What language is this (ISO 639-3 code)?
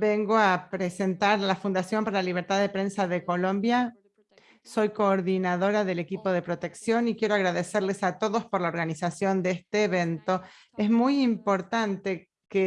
spa